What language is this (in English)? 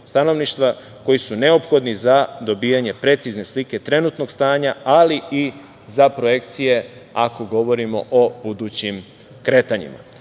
Serbian